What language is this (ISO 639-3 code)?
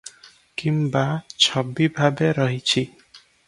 ori